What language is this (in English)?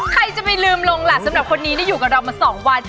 Thai